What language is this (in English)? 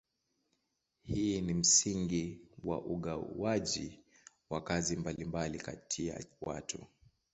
Swahili